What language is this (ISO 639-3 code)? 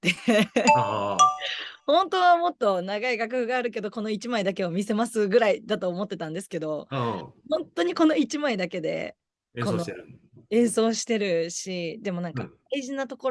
jpn